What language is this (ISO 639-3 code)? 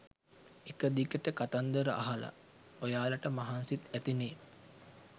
sin